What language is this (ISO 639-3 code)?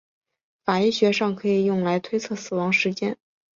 zho